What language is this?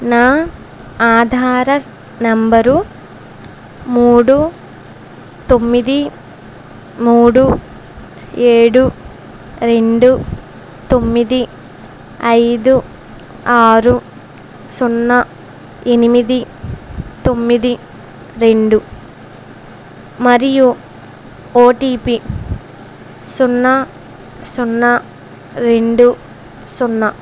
Telugu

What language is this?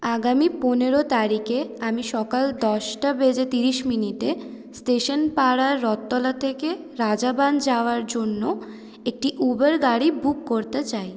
Bangla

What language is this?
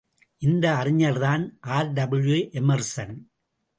Tamil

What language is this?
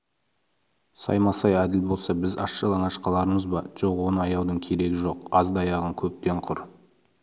Kazakh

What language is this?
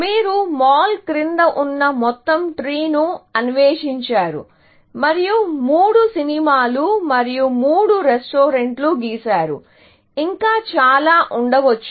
Telugu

